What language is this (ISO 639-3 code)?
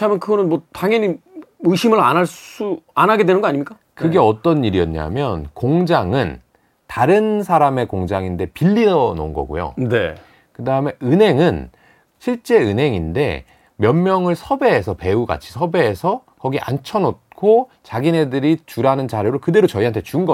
kor